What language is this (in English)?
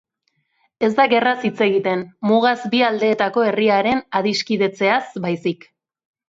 Basque